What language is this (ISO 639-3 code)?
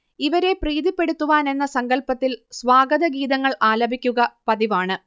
mal